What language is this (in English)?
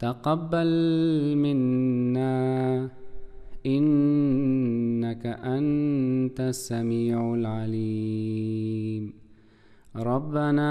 Arabic